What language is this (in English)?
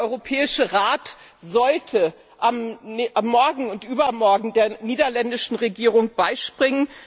German